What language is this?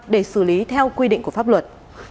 Vietnamese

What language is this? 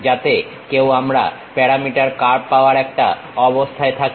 Bangla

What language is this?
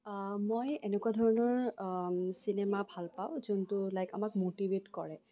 Assamese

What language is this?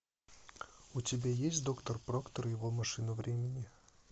Russian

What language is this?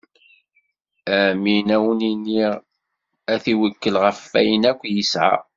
Kabyle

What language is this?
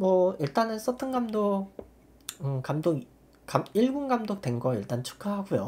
Korean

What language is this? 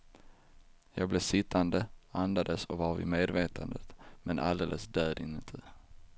Swedish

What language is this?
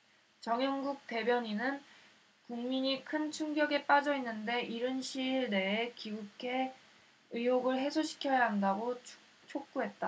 Korean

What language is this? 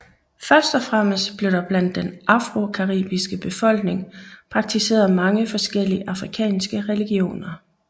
Danish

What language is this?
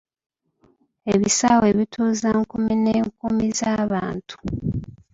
Ganda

